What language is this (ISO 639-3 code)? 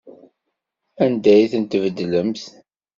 kab